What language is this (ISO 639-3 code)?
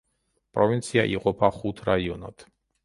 kat